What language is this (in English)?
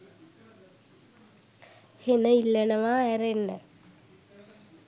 Sinhala